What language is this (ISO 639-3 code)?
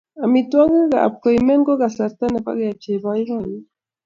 kln